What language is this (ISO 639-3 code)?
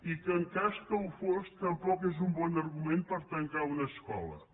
cat